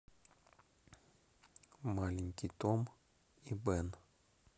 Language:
Russian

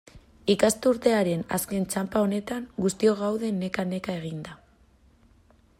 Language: Basque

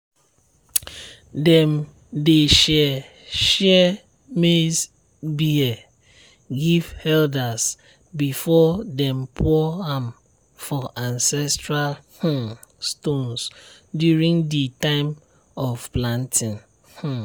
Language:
Nigerian Pidgin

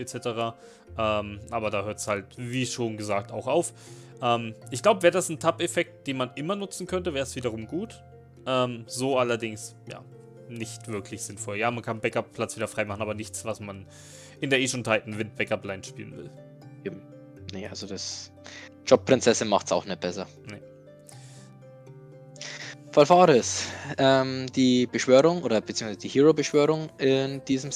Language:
German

